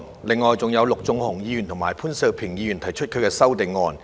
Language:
Cantonese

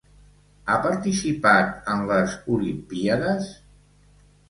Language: Catalan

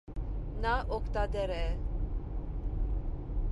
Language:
Armenian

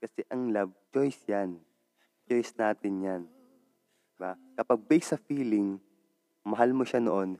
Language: Filipino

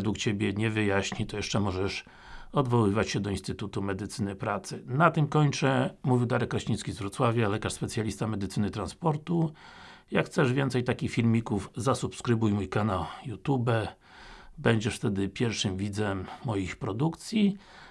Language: Polish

